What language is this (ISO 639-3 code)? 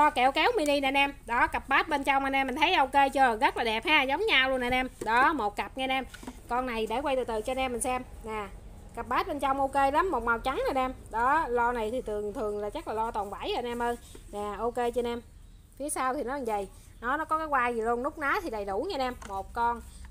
vie